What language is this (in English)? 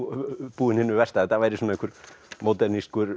Icelandic